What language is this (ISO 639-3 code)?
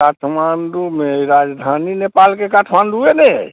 mai